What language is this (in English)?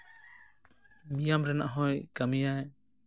Santali